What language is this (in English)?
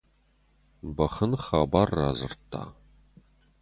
Ossetic